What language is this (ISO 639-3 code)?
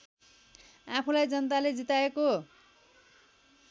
nep